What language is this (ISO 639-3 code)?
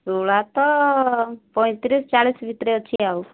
ori